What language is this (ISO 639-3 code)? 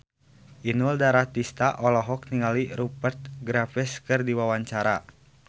sun